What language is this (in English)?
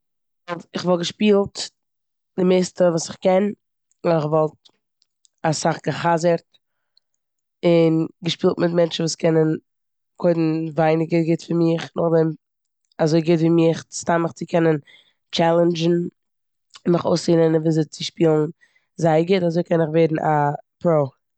Yiddish